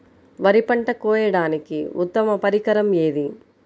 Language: Telugu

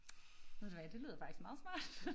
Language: Danish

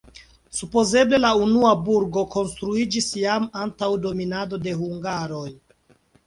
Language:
Esperanto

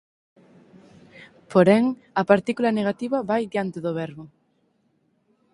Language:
Galician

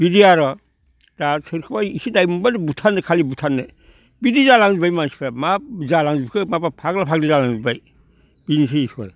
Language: Bodo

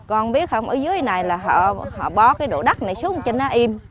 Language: Vietnamese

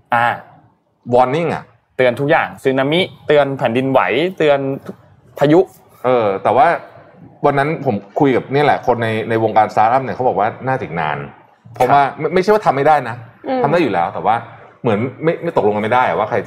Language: Thai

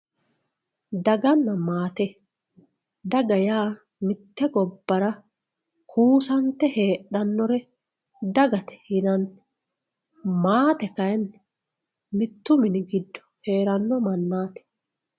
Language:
Sidamo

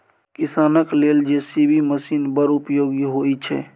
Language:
Maithili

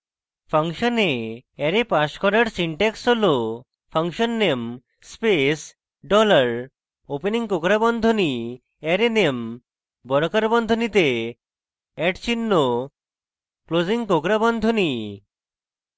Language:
Bangla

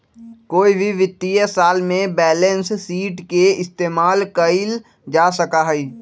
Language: Magahi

